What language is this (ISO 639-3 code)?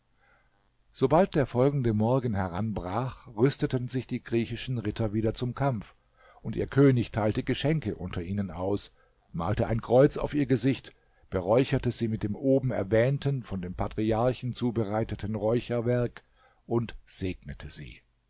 deu